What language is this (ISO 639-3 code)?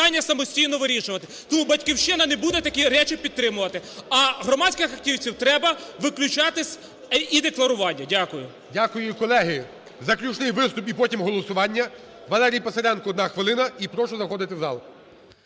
ukr